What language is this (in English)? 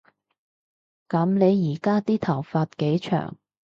Cantonese